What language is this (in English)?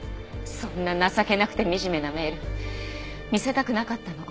Japanese